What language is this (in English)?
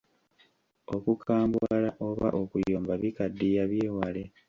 Ganda